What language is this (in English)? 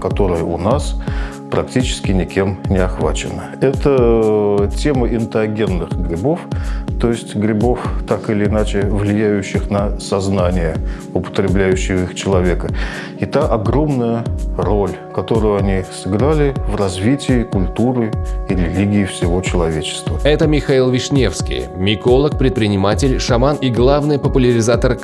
Russian